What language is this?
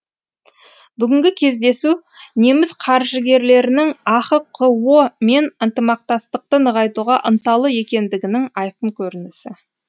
Kazakh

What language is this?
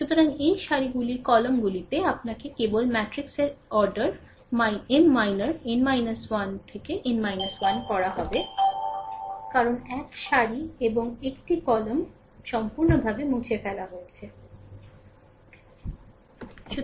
Bangla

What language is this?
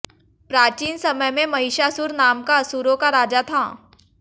Hindi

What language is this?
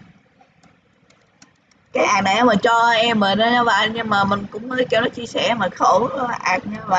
Vietnamese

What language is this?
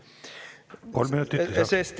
Estonian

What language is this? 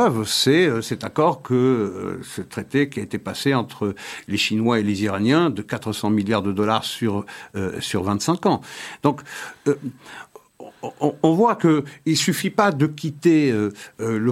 French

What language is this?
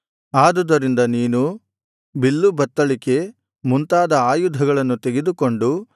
Kannada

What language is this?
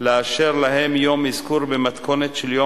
Hebrew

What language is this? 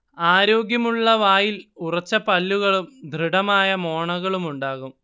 Malayalam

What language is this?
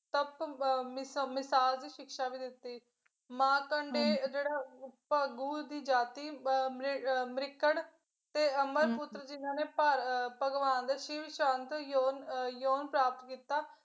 Punjabi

